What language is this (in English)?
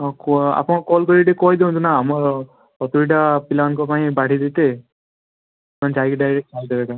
Odia